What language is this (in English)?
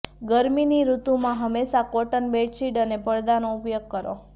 Gujarati